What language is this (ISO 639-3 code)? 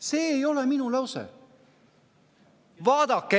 est